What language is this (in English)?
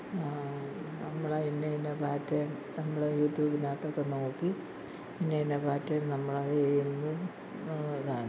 Malayalam